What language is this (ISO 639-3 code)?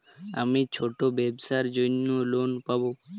ben